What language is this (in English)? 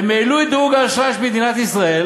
Hebrew